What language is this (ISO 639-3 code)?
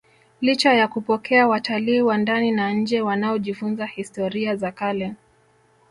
swa